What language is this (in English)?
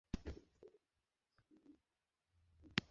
Bangla